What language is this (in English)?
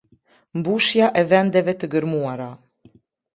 Albanian